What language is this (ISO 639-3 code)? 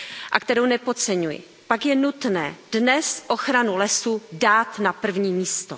ces